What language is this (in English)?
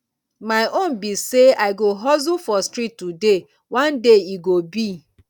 Nigerian Pidgin